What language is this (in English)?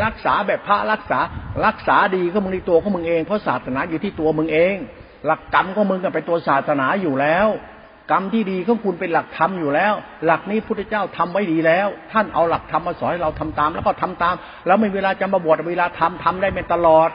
Thai